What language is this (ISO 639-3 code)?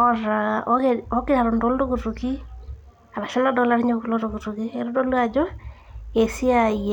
mas